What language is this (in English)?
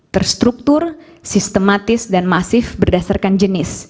Indonesian